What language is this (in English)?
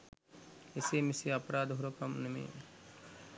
Sinhala